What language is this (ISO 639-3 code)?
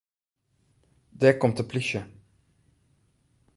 fry